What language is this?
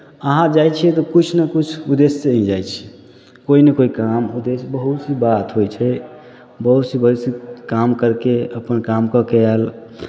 Maithili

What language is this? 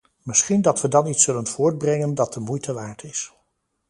Dutch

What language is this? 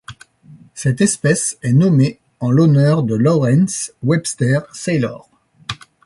French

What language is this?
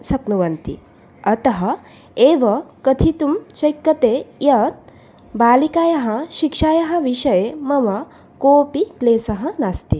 Sanskrit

